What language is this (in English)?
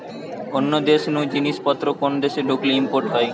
Bangla